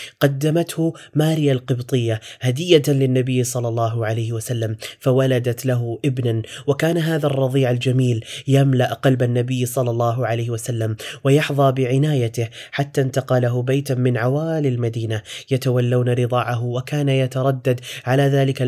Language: Arabic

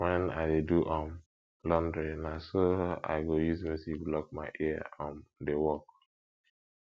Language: Nigerian Pidgin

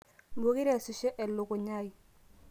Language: Masai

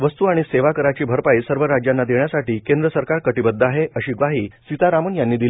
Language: Marathi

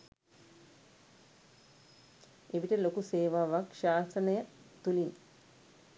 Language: Sinhala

